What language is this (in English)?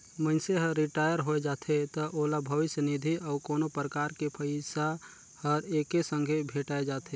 Chhattisgarhi